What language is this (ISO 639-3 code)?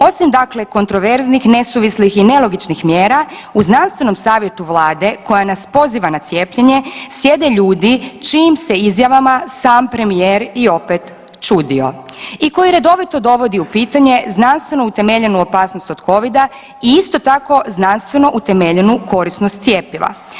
hrv